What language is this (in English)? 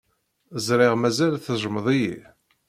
Kabyle